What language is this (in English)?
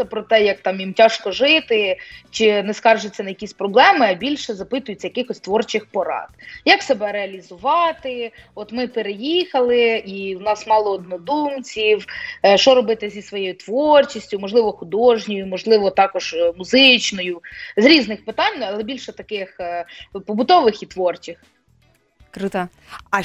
Ukrainian